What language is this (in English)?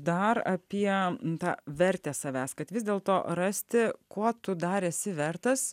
Lithuanian